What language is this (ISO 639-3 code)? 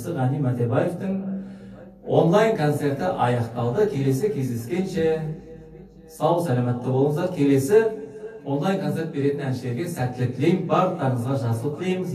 tur